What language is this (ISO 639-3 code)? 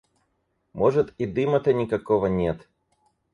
rus